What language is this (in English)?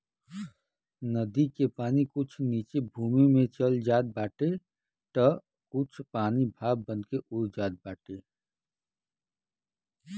Bhojpuri